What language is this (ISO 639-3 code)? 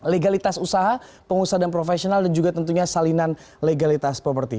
ind